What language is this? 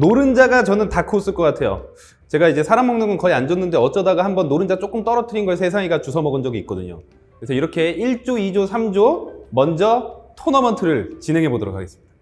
Korean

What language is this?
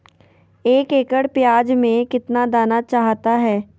Magahi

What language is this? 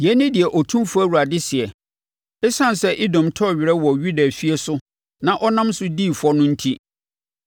Akan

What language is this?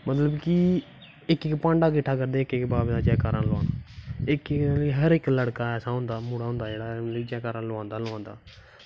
Dogri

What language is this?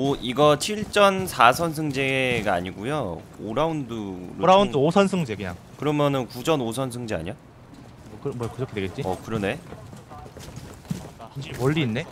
Korean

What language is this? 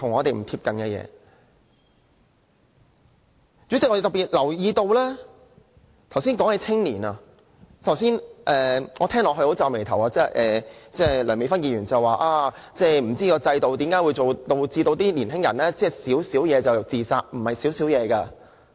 Cantonese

